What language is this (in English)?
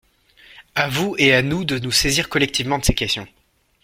French